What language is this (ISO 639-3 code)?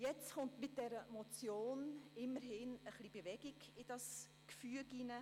gsw